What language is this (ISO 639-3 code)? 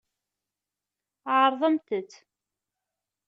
kab